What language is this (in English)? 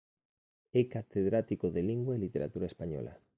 Galician